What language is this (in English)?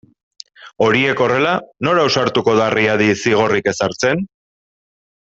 Basque